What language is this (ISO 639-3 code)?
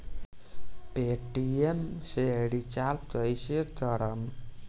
bho